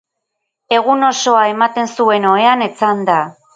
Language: Basque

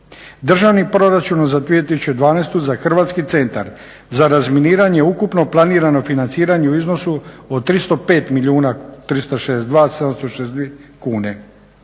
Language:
Croatian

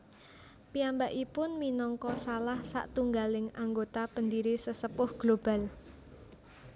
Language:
Javanese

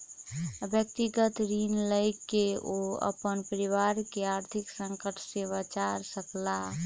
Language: Maithili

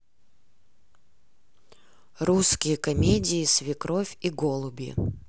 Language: Russian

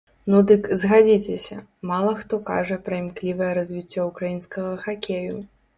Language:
Belarusian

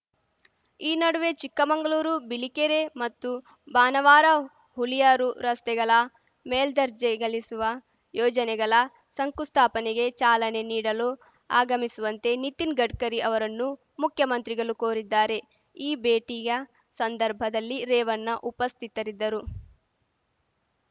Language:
Kannada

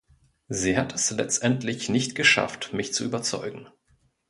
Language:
German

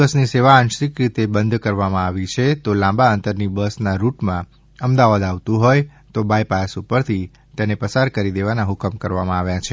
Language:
Gujarati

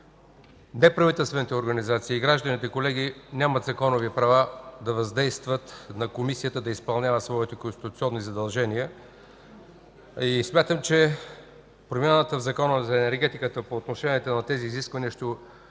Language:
Bulgarian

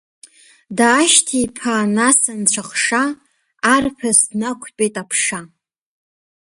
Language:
Abkhazian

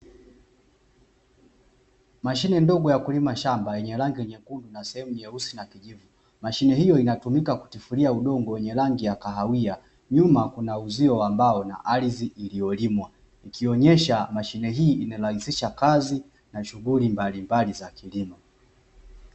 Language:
Swahili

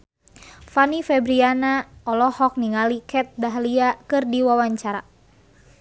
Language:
Sundanese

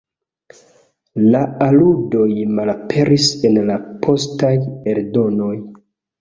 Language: Esperanto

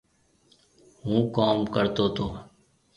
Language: Marwari (Pakistan)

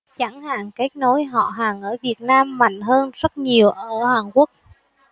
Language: Vietnamese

